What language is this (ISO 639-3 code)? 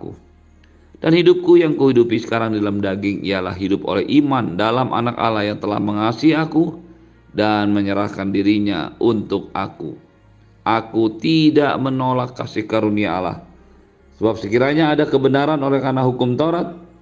ind